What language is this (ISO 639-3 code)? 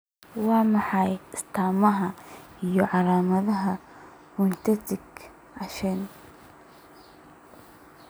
som